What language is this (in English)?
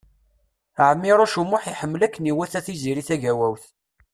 Kabyle